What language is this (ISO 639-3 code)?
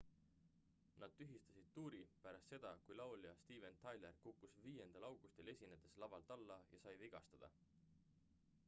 est